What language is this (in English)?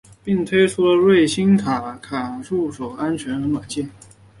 Chinese